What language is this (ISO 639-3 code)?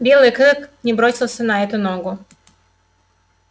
rus